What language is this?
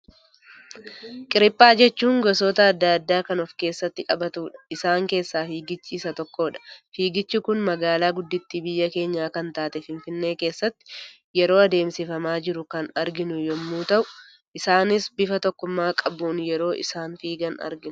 Oromo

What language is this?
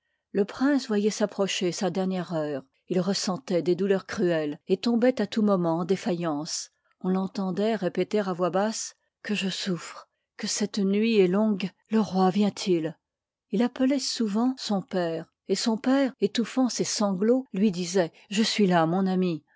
French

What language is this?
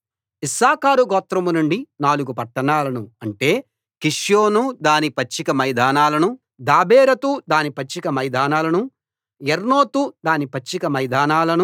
Telugu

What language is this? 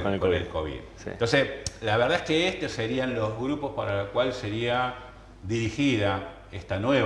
Spanish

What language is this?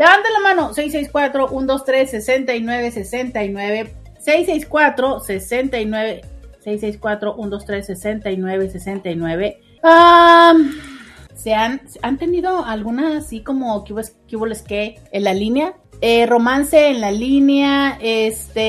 Spanish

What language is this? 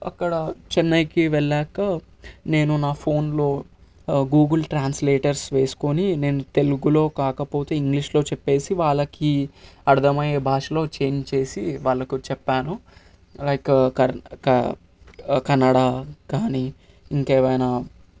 Telugu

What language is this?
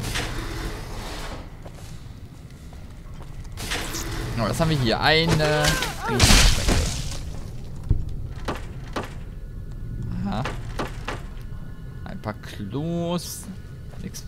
German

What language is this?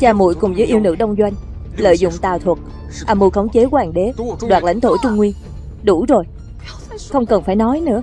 Vietnamese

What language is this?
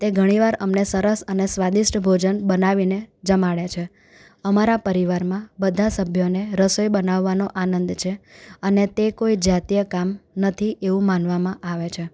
Gujarati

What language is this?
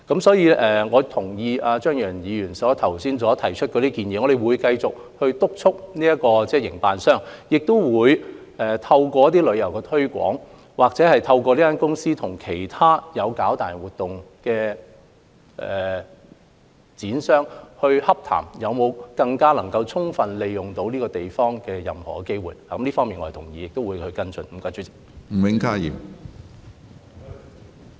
Cantonese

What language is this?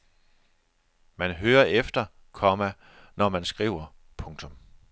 Danish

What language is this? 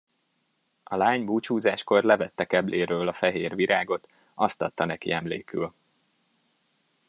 Hungarian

